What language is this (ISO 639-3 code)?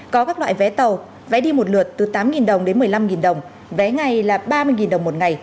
vie